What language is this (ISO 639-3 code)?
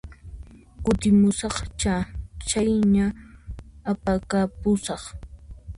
qxp